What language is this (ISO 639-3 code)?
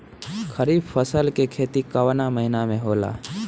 bho